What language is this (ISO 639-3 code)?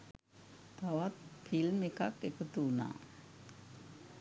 sin